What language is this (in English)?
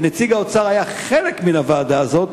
Hebrew